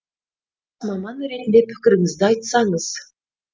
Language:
Kazakh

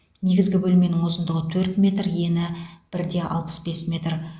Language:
Kazakh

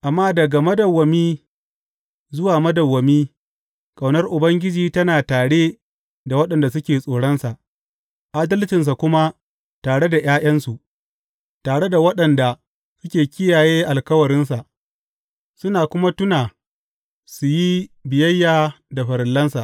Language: Hausa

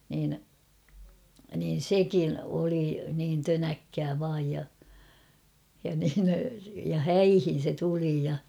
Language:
Finnish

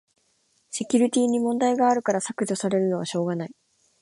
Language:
Japanese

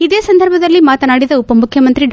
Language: Kannada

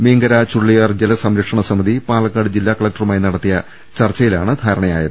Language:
Malayalam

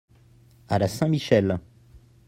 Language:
French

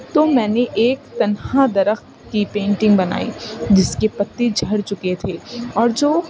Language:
Urdu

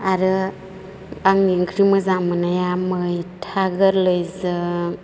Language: Bodo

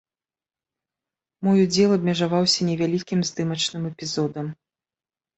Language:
Belarusian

